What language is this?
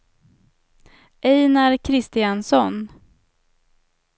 Swedish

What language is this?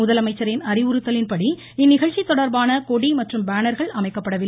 Tamil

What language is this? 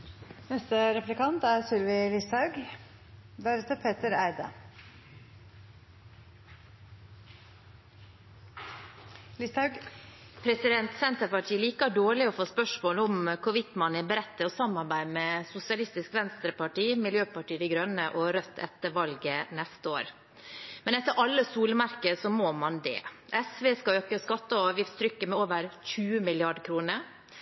Norwegian Bokmål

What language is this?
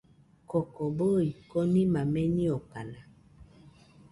Nüpode Huitoto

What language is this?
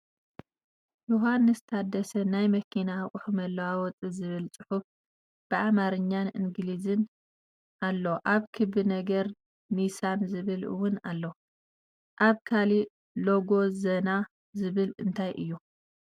Tigrinya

